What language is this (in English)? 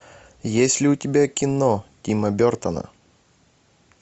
Russian